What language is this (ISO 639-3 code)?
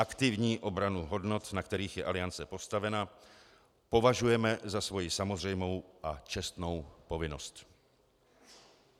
ces